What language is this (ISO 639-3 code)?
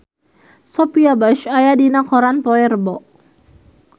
sun